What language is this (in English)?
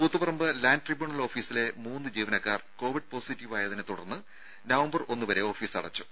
Malayalam